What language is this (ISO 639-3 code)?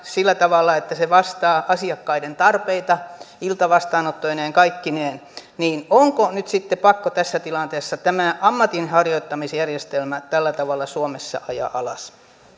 fin